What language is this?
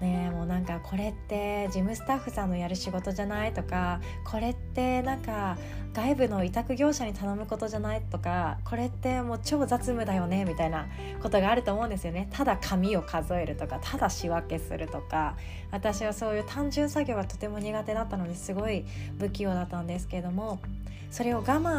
Japanese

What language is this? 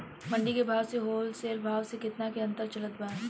Bhojpuri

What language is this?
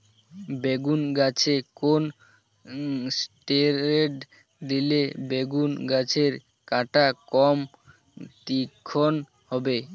Bangla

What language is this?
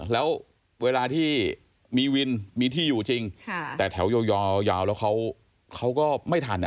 Thai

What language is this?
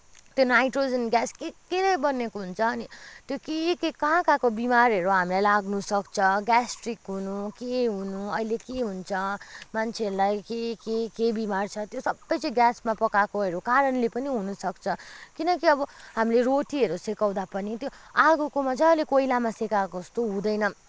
Nepali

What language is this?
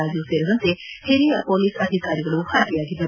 Kannada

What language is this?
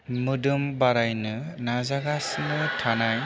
Bodo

